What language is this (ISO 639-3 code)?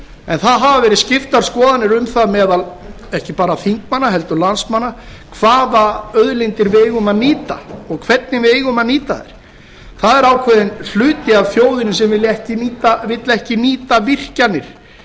isl